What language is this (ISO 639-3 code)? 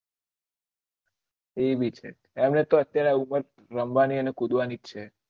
guj